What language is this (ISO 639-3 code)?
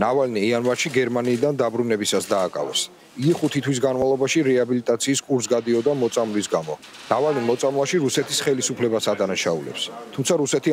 ron